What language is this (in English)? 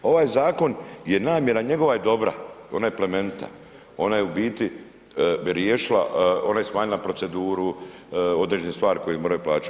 Croatian